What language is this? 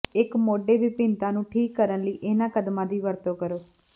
Punjabi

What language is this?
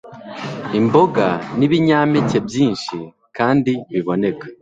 Kinyarwanda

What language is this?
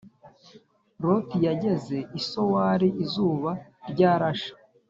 Kinyarwanda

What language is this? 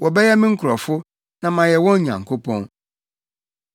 Akan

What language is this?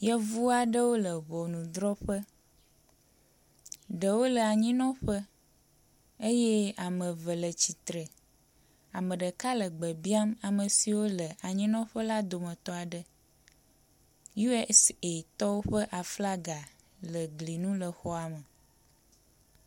Ewe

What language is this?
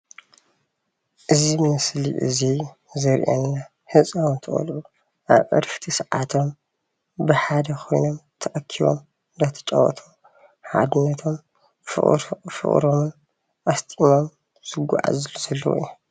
Tigrinya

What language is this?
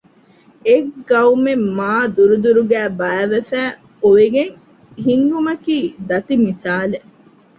Divehi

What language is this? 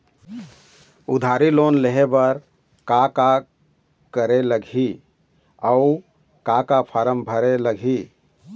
Chhattisgarhi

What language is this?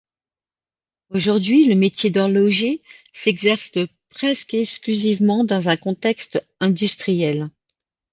French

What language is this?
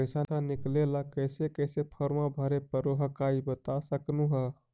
Magahi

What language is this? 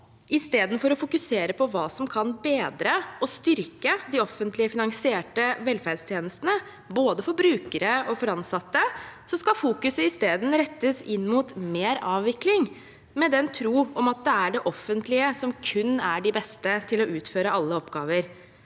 Norwegian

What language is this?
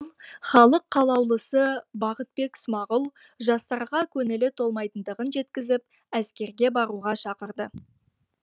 Kazakh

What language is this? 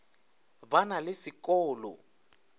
Northern Sotho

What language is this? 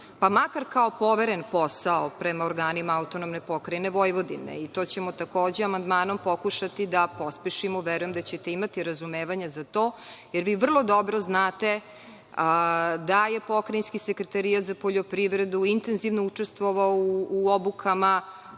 Serbian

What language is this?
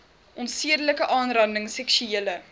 Afrikaans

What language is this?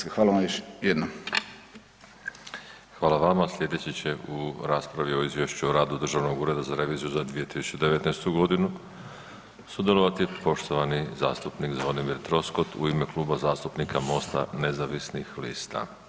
Croatian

